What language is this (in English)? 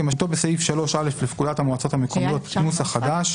Hebrew